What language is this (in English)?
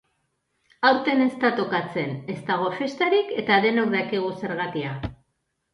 Basque